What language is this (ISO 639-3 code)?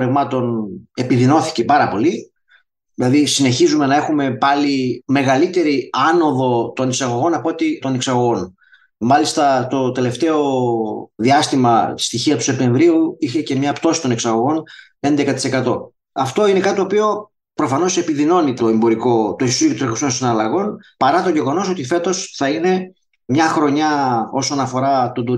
ell